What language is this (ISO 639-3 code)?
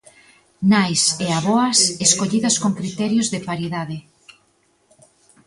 glg